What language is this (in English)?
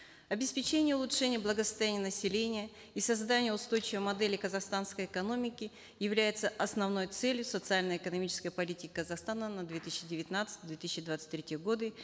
Kazakh